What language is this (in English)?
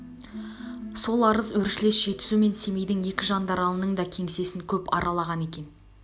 Kazakh